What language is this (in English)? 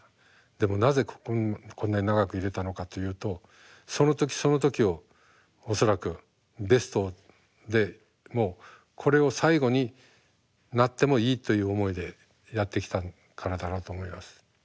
Japanese